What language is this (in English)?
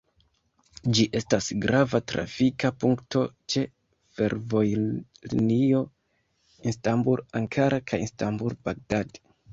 Esperanto